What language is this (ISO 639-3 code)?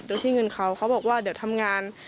tha